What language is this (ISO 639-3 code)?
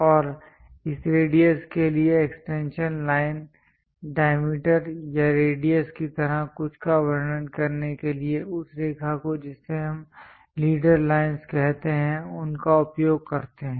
hin